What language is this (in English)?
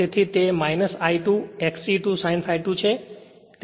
Gujarati